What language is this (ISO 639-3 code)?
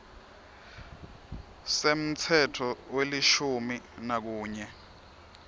ssw